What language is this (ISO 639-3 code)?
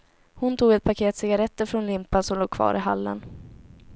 swe